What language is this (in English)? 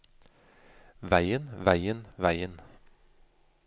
Norwegian